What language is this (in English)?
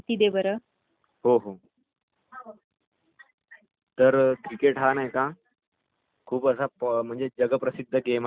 Marathi